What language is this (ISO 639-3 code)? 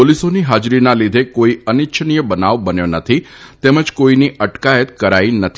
guj